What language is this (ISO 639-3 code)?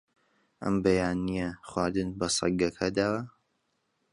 ckb